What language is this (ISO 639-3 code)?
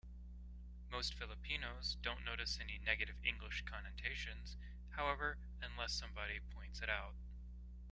eng